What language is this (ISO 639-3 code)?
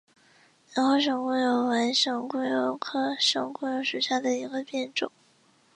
zho